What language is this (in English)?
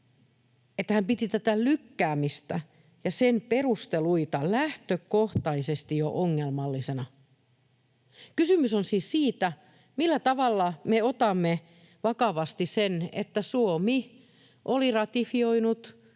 Finnish